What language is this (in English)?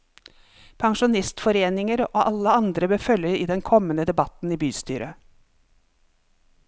Norwegian